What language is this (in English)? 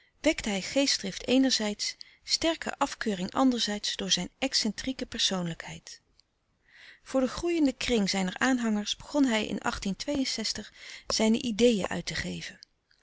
Dutch